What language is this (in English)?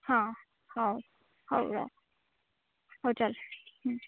Odia